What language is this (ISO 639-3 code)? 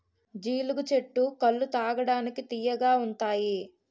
tel